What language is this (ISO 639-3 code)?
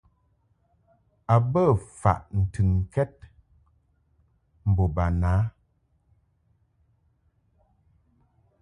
mhk